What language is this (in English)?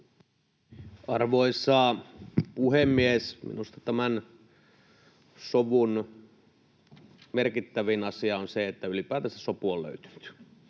Finnish